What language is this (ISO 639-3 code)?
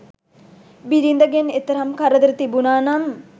sin